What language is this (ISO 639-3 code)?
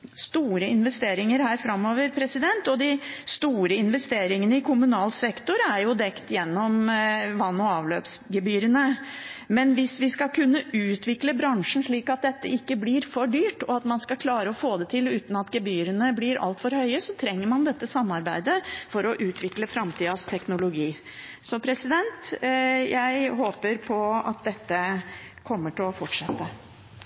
nob